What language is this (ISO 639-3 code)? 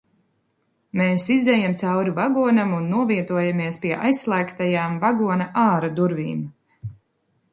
lav